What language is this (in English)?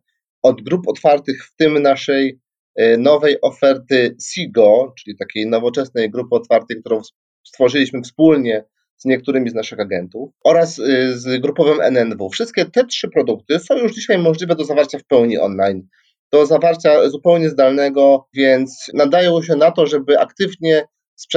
Polish